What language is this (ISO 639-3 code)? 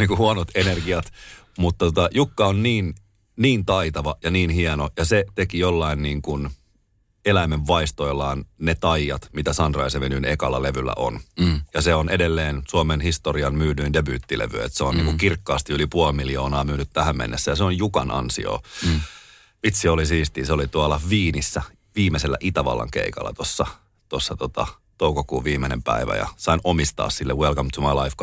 fin